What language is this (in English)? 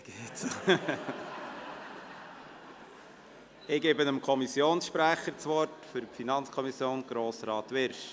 Swiss German